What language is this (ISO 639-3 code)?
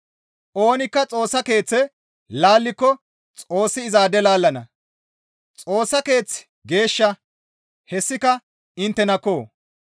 gmv